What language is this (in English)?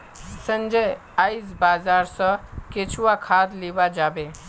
Magahi